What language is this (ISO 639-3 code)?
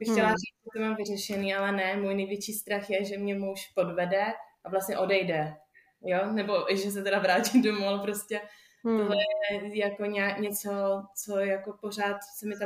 ces